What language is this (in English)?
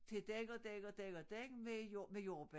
Danish